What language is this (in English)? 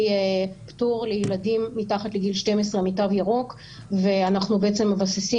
Hebrew